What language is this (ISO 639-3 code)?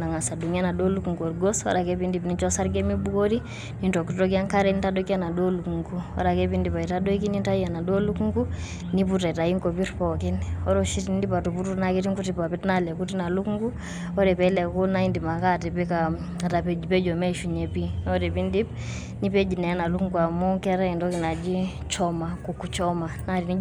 mas